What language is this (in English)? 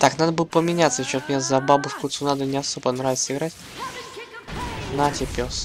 Russian